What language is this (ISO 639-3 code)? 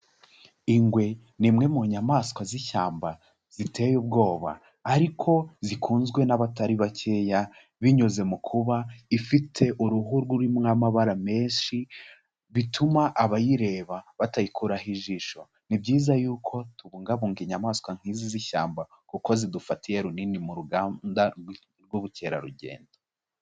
kin